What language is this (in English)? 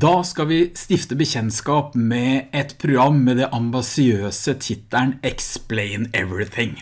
Norwegian